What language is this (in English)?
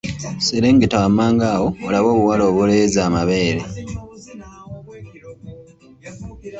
Ganda